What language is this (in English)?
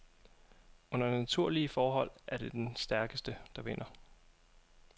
Danish